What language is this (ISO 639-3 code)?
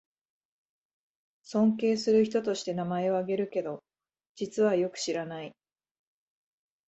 jpn